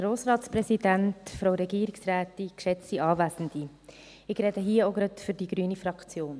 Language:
Swiss German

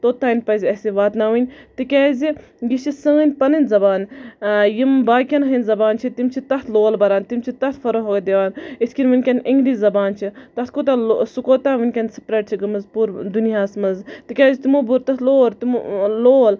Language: Kashmiri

